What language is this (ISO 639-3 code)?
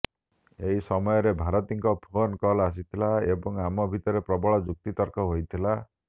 ori